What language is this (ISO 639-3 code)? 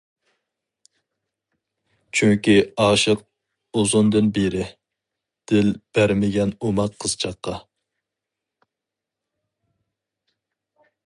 uig